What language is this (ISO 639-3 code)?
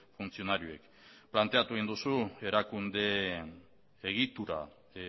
eus